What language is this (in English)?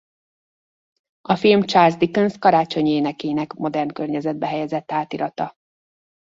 Hungarian